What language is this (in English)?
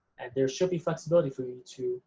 English